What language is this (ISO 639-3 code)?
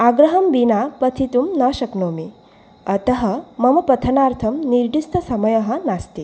san